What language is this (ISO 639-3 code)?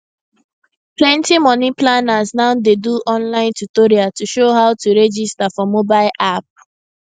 pcm